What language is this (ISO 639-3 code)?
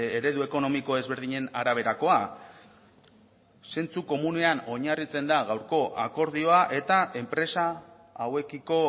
eus